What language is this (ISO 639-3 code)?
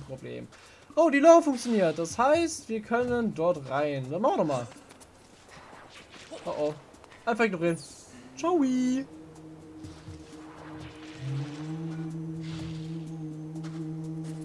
deu